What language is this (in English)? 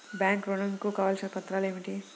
Telugu